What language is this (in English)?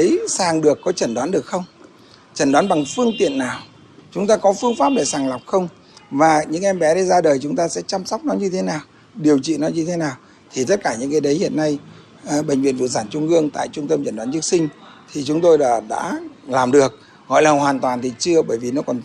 Vietnamese